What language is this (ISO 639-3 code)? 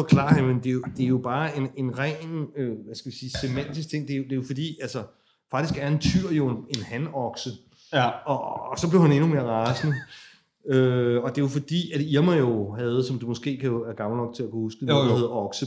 dan